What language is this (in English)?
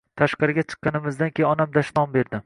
Uzbek